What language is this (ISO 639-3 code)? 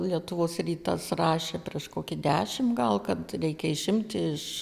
lit